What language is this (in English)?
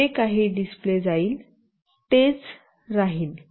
Marathi